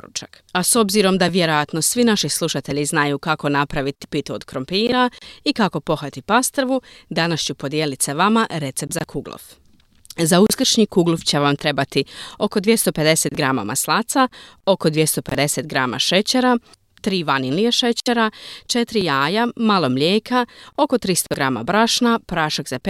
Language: Croatian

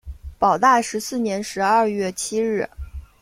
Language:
Chinese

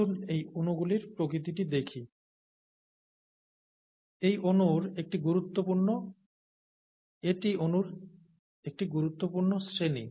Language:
Bangla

